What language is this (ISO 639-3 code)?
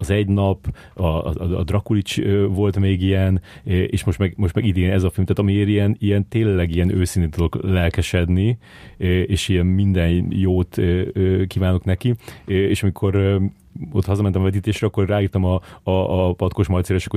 hun